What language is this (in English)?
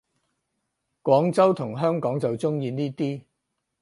Cantonese